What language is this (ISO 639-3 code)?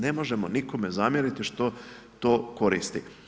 hrv